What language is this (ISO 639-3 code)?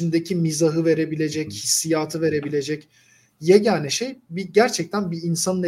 tur